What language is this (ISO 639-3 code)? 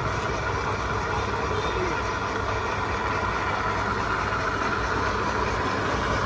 vie